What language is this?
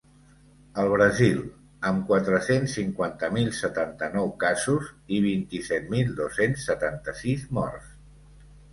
Catalan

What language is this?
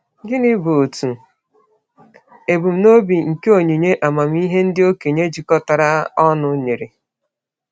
Igbo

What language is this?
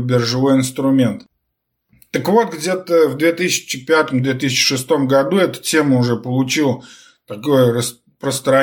Russian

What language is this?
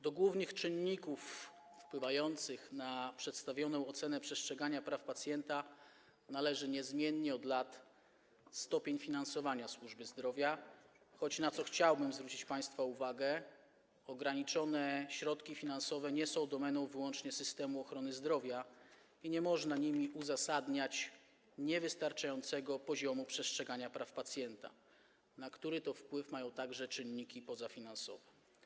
Polish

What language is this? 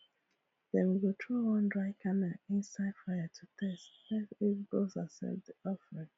Nigerian Pidgin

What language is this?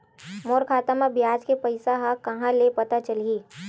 Chhattisgarhi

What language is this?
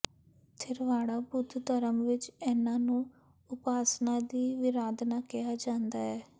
Punjabi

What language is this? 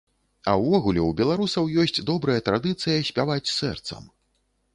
Belarusian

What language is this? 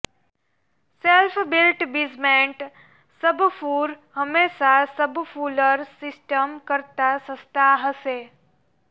Gujarati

